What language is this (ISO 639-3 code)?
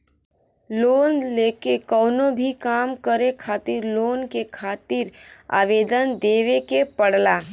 bho